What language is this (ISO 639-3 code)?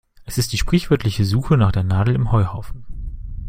deu